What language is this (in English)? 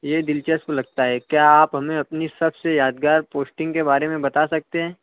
Urdu